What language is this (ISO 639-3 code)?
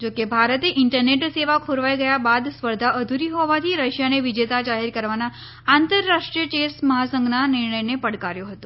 guj